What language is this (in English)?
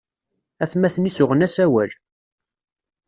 Kabyle